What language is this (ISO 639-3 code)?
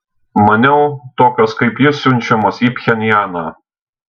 lit